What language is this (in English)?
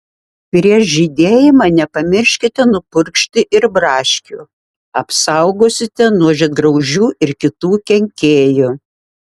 Lithuanian